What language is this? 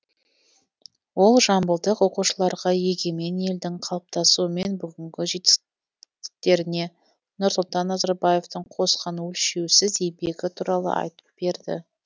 Kazakh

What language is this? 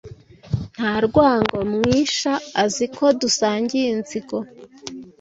Kinyarwanda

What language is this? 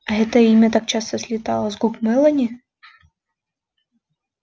Russian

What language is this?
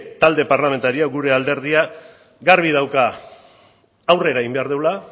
Basque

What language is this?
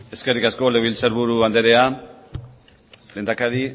Basque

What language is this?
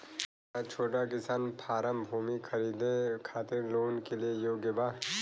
Bhojpuri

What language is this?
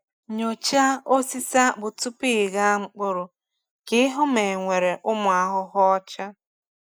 Igbo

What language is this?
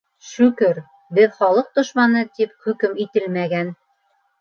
Bashkir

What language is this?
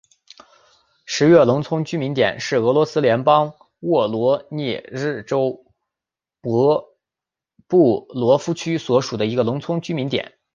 Chinese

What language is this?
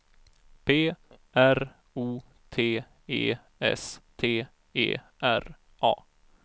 Swedish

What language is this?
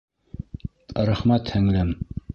Bashkir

